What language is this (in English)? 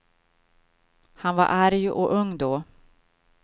Swedish